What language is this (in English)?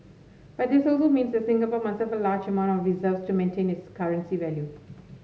English